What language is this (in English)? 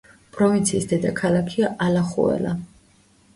Georgian